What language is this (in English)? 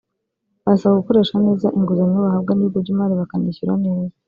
Kinyarwanda